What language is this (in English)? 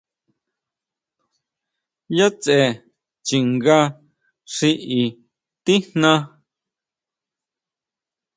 Huautla Mazatec